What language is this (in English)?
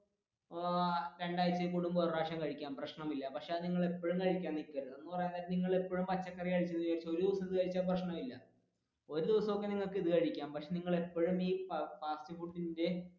Malayalam